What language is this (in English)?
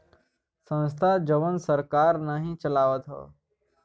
Bhojpuri